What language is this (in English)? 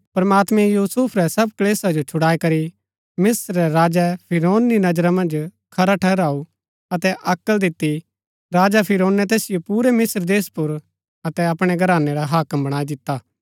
Gaddi